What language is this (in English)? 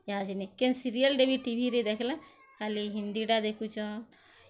Odia